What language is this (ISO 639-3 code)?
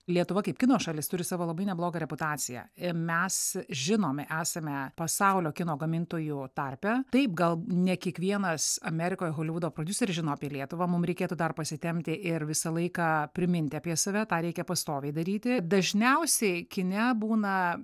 lit